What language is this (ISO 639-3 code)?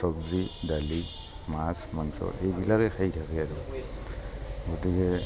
asm